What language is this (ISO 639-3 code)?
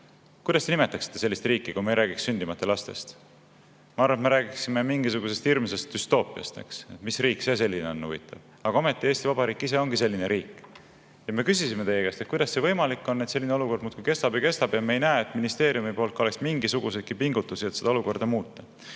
est